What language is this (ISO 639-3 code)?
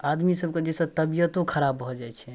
mai